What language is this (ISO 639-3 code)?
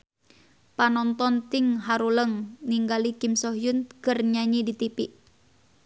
sun